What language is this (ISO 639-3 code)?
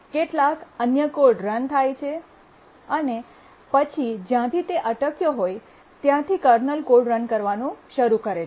guj